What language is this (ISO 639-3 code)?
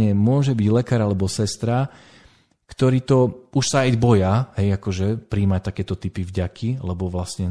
slk